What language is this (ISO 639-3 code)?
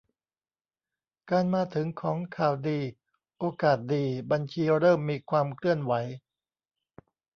tha